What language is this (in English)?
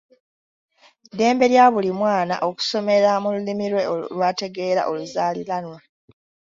Ganda